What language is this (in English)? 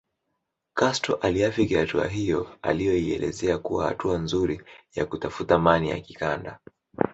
Swahili